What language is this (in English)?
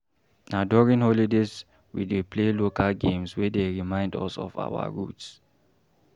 Nigerian Pidgin